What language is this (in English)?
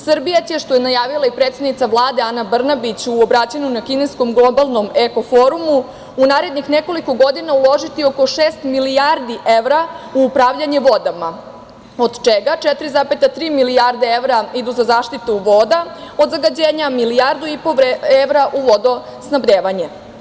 Serbian